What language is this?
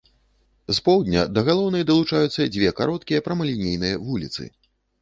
Belarusian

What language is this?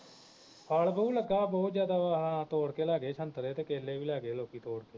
Punjabi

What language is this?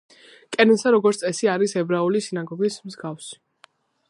Georgian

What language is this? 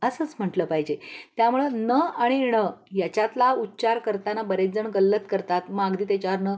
Marathi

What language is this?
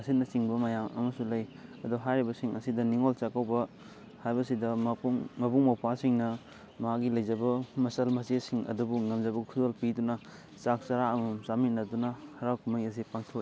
Manipuri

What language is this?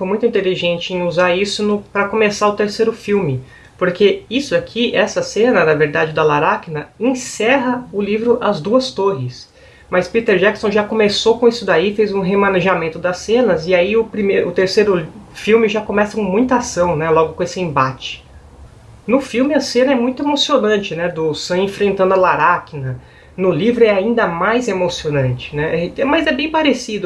Portuguese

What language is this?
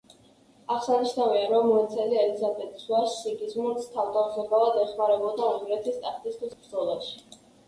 Georgian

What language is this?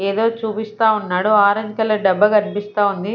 Telugu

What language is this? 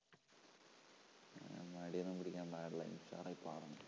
Malayalam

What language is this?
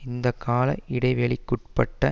Tamil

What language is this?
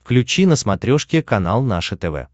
Russian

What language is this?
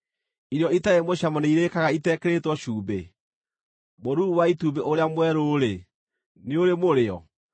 Kikuyu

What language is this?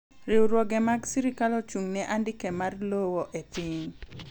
Luo (Kenya and Tanzania)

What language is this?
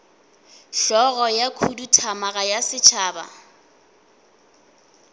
Northern Sotho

